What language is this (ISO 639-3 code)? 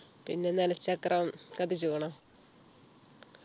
mal